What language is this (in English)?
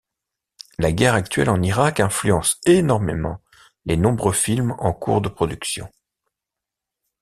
French